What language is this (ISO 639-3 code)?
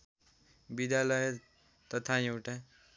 nep